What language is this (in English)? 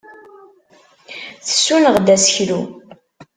Kabyle